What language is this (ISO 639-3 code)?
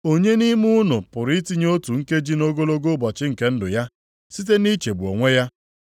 ibo